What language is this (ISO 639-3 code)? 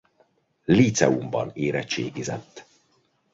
hun